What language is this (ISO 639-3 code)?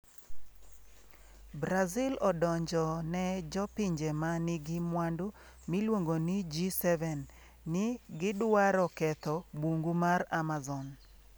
luo